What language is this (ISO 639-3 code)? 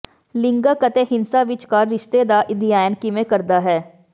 pan